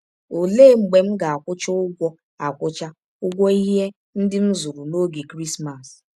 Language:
Igbo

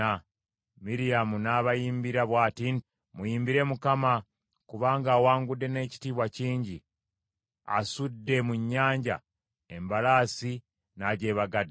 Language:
Ganda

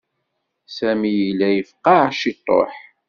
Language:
Kabyle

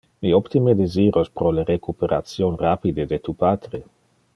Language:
Interlingua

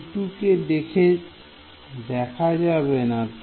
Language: Bangla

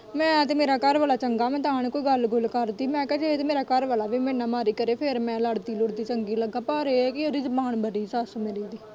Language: Punjabi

